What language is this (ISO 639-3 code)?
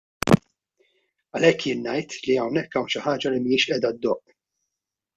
mlt